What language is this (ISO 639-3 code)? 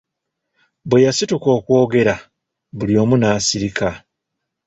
lug